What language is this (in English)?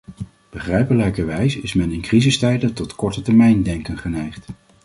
Dutch